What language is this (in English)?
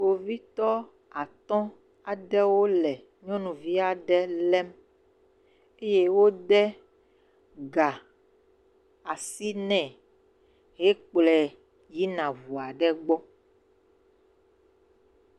Ewe